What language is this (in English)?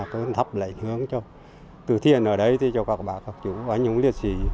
Vietnamese